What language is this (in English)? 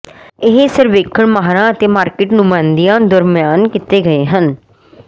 Punjabi